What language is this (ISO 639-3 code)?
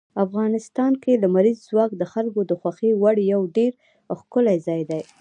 pus